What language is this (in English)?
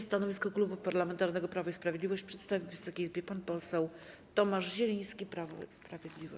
Polish